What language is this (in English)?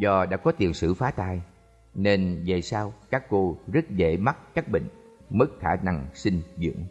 Vietnamese